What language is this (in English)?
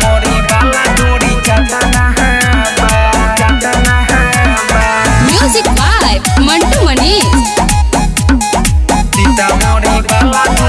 Indonesian